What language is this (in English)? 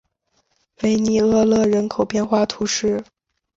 Chinese